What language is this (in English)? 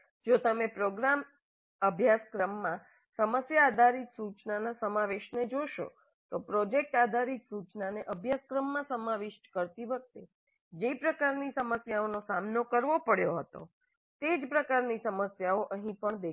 Gujarati